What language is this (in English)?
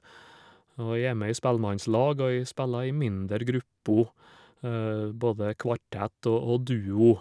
Norwegian